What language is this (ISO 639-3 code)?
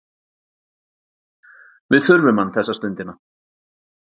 isl